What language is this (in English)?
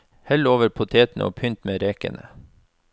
Norwegian